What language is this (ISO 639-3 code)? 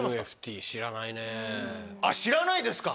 jpn